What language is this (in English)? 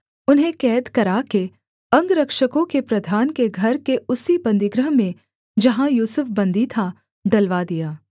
Hindi